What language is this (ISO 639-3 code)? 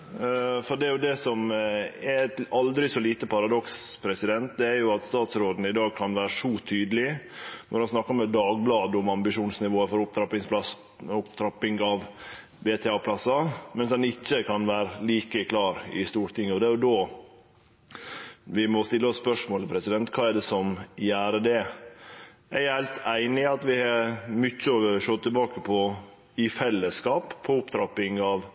nno